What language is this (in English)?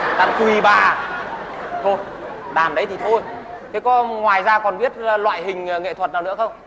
Vietnamese